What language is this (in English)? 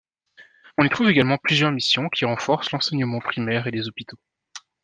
French